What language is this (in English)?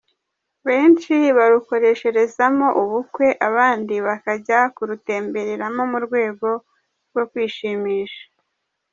Kinyarwanda